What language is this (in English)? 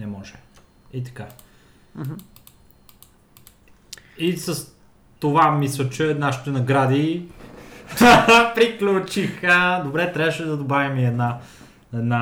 Bulgarian